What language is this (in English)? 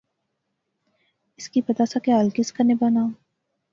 Pahari-Potwari